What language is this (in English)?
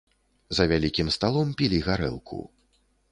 Belarusian